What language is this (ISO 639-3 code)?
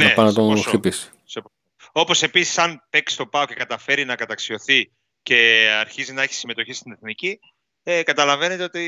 ell